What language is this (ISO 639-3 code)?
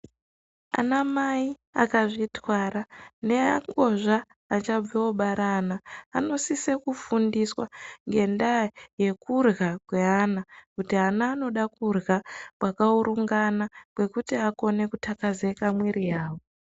ndc